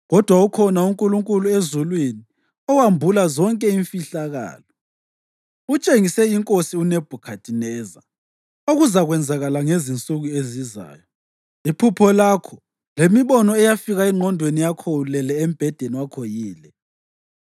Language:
North Ndebele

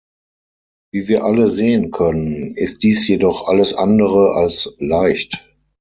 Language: German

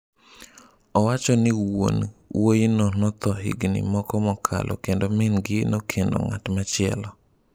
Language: Luo (Kenya and Tanzania)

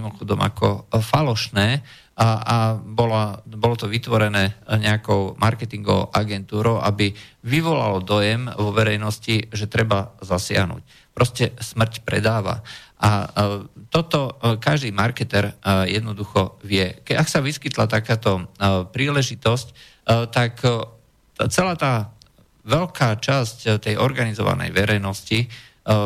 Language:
Slovak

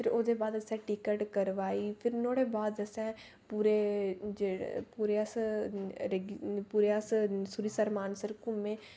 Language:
Dogri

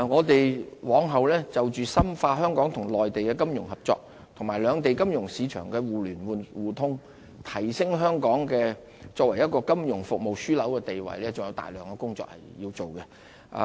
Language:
Cantonese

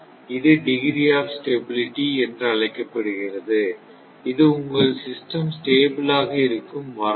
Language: Tamil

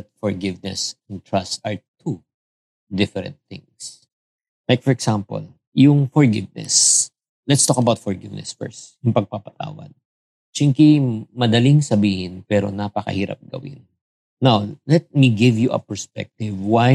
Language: Filipino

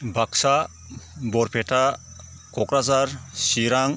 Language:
Bodo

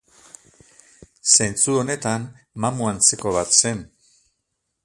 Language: Basque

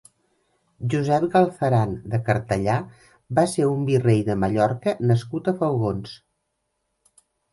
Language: Catalan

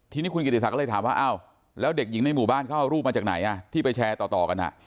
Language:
Thai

